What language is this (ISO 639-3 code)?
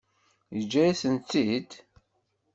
kab